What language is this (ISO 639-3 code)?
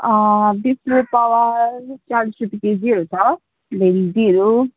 nep